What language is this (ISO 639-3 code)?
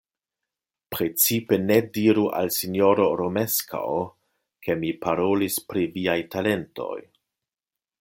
epo